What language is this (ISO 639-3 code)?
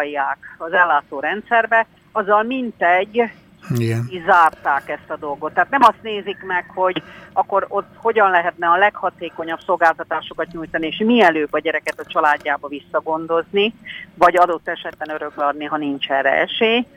hun